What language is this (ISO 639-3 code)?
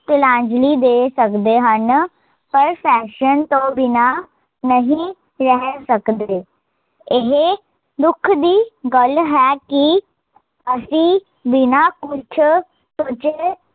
pan